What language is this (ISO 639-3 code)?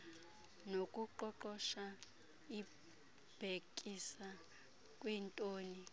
xho